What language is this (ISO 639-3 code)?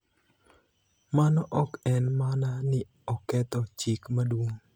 luo